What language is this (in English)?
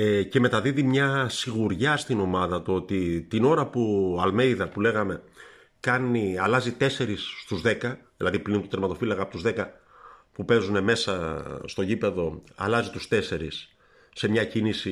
Greek